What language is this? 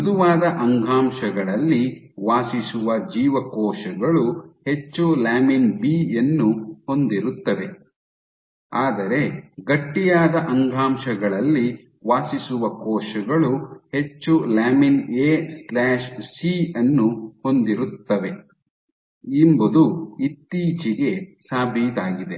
Kannada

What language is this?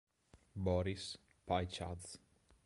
Italian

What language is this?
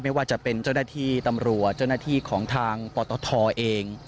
Thai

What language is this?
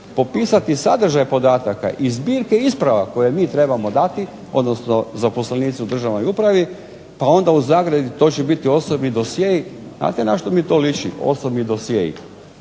Croatian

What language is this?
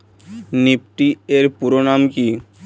Bangla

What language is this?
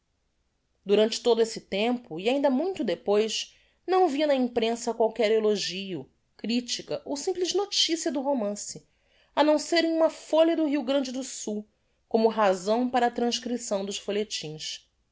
Portuguese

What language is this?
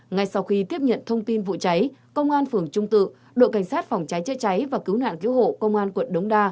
Vietnamese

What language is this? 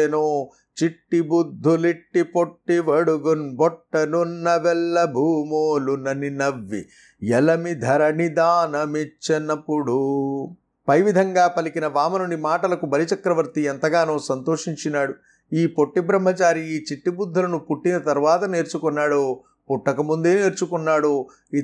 Telugu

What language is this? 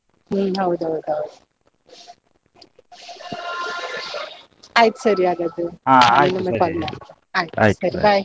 Kannada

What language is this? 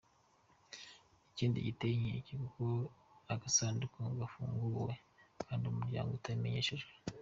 Kinyarwanda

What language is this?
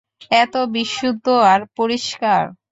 Bangla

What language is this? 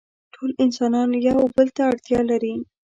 Pashto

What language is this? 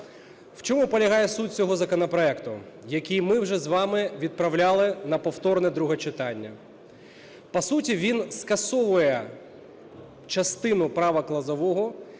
Ukrainian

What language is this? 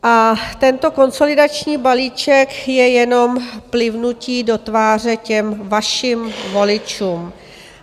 Czech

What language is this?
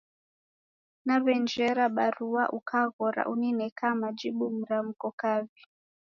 Taita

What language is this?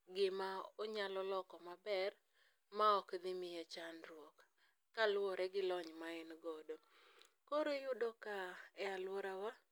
Luo (Kenya and Tanzania)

